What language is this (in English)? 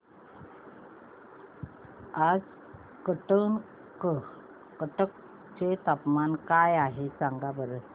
Marathi